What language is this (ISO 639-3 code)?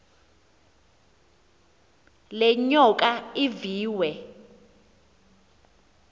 xho